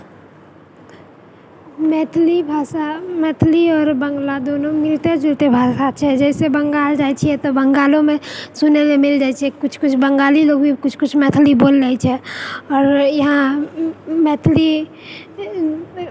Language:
Maithili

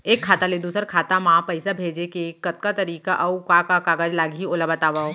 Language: Chhattisgarhi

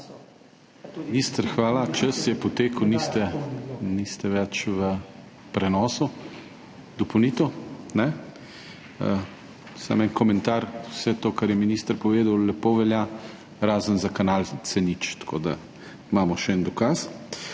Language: Slovenian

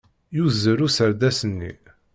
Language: Kabyle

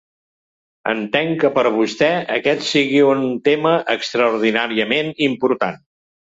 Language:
Catalan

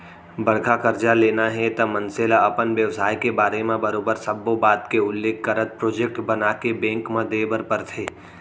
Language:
Chhattisgarhi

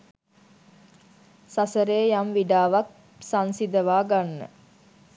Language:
Sinhala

